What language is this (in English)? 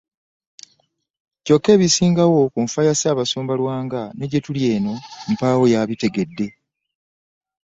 Ganda